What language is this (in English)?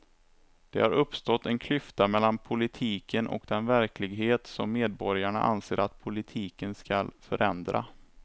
Swedish